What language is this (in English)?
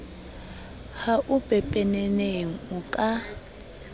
Southern Sotho